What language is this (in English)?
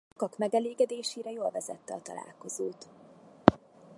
Hungarian